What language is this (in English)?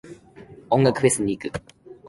Japanese